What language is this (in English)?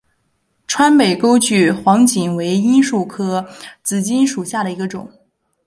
Chinese